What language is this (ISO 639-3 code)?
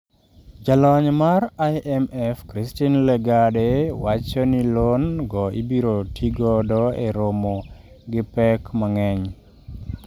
luo